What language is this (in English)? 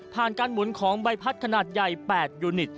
Thai